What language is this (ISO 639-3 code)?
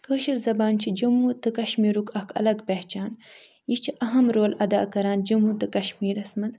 kas